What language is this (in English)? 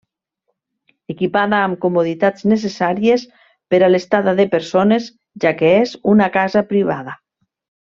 Catalan